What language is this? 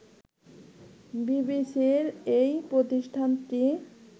Bangla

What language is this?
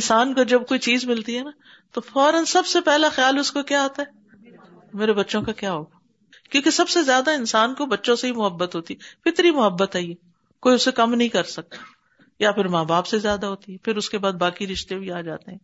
Urdu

